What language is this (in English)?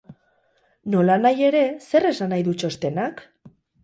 Basque